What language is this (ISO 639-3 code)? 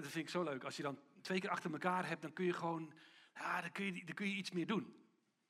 nld